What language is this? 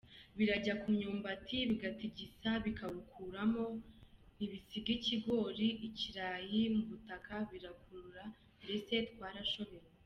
Kinyarwanda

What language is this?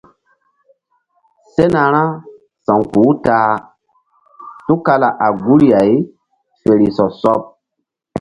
Mbum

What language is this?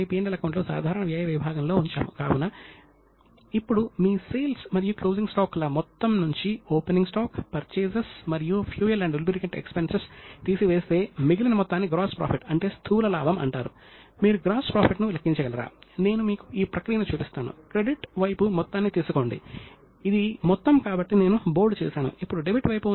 Telugu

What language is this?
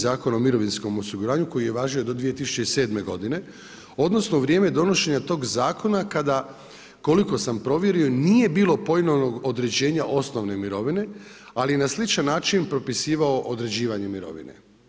Croatian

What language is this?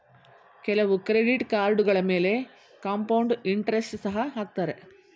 Kannada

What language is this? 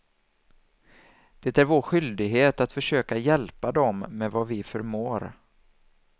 Swedish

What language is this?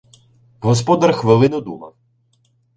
Ukrainian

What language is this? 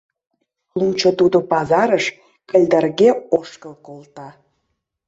Mari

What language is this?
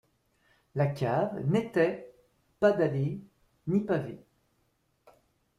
French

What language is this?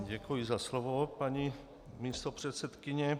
Czech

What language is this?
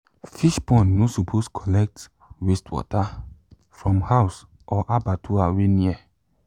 Nigerian Pidgin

